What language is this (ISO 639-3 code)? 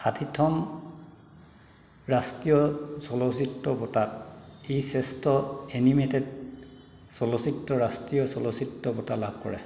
asm